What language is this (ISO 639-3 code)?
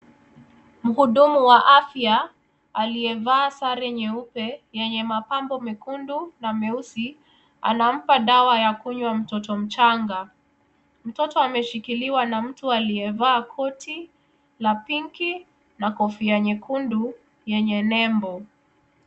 swa